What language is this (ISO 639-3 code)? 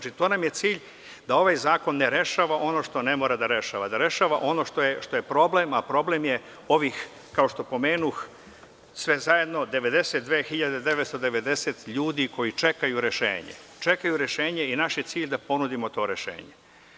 srp